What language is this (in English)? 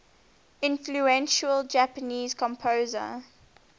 English